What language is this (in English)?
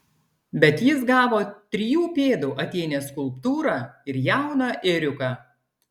Lithuanian